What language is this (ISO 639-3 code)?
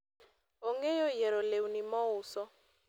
luo